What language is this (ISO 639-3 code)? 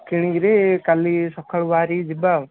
ori